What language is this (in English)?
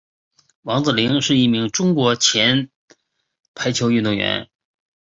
Chinese